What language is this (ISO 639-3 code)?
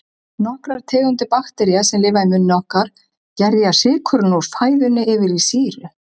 isl